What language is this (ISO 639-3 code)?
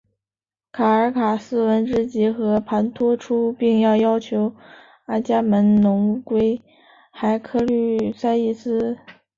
zho